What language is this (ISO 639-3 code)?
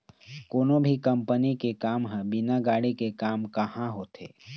hne